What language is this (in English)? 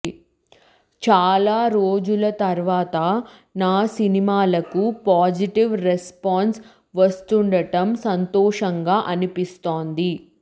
Telugu